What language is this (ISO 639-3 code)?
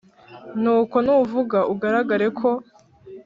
kin